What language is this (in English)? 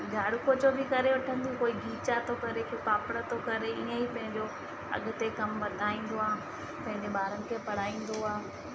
Sindhi